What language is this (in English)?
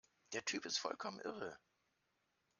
German